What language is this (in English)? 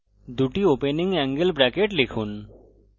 Bangla